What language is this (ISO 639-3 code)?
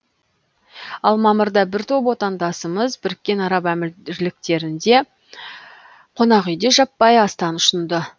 kaz